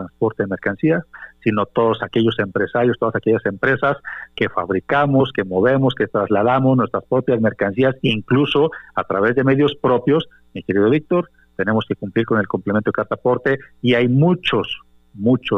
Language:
Spanish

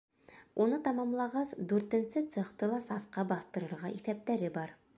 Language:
Bashkir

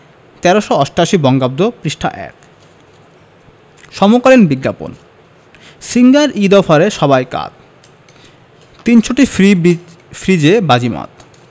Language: Bangla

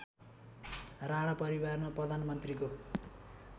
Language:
Nepali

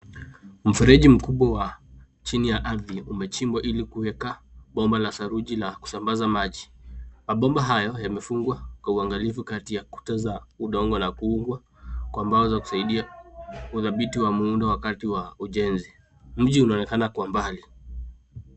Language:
Swahili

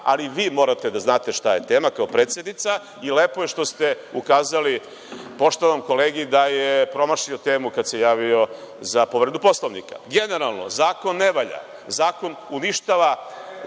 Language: Serbian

